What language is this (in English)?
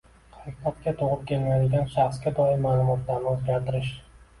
Uzbek